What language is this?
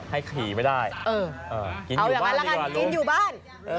Thai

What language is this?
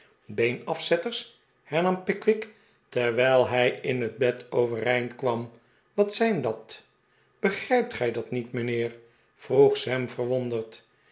Dutch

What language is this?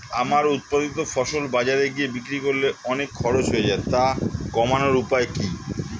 Bangla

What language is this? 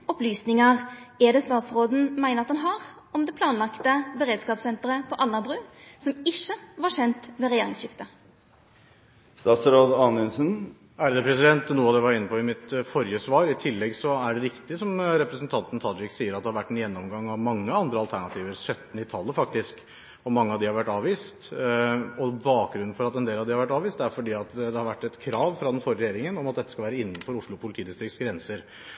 Norwegian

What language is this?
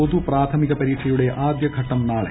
Malayalam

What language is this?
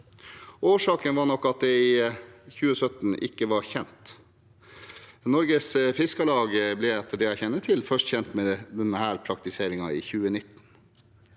Norwegian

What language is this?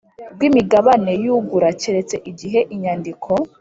Kinyarwanda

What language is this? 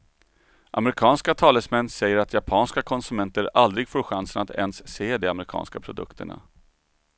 Swedish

